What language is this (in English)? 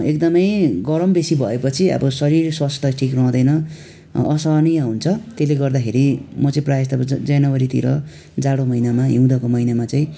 Nepali